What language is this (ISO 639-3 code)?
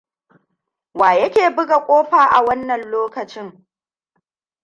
hau